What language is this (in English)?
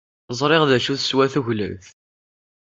Kabyle